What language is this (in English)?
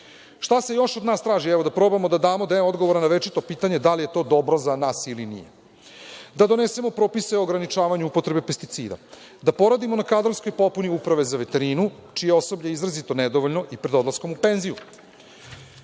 Serbian